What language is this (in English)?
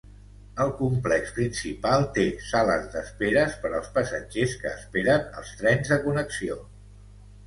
Catalan